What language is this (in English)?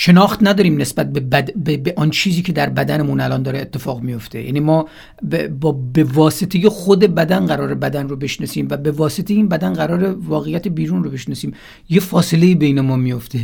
Persian